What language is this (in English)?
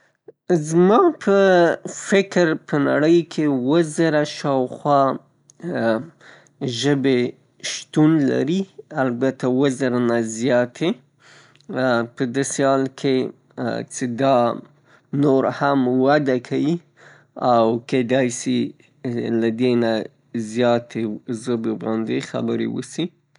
Pashto